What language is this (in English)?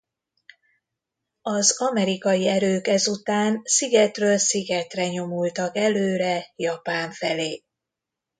Hungarian